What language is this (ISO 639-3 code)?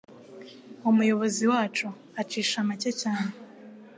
kin